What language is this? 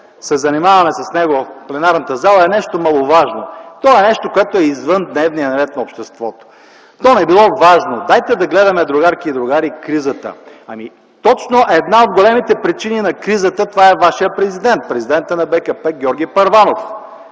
Bulgarian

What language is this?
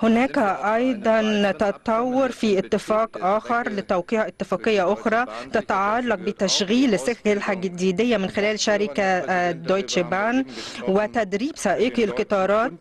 Arabic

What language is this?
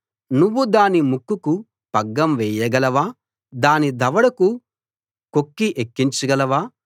Telugu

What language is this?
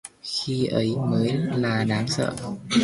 Vietnamese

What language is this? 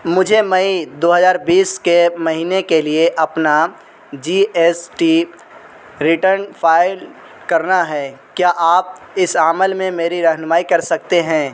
Urdu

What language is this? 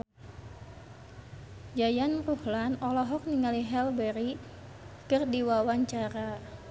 Sundanese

